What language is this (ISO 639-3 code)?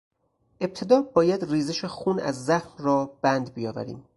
fas